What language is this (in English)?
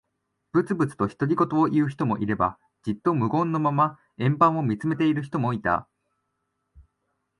Japanese